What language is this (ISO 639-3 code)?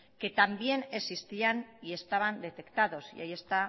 spa